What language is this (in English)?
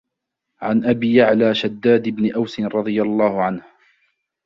Arabic